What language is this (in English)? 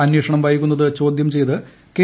Malayalam